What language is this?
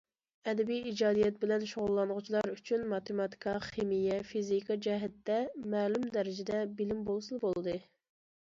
Uyghur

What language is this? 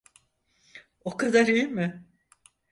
Turkish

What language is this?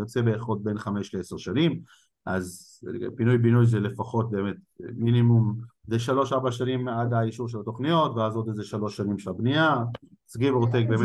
Hebrew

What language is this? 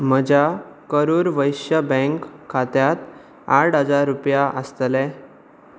Konkani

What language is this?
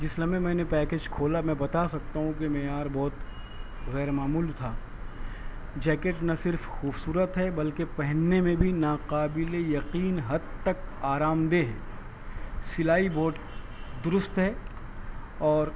Urdu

